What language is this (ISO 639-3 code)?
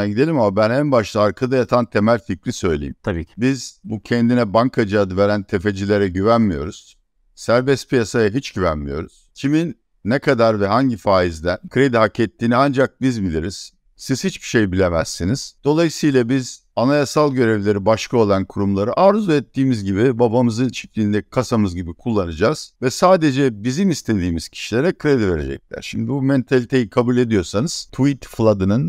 tur